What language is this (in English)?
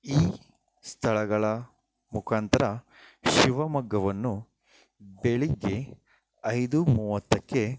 Kannada